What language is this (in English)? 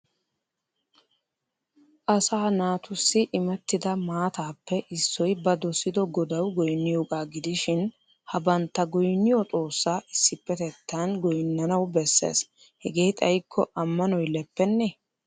Wolaytta